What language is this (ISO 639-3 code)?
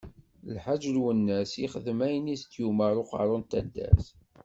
kab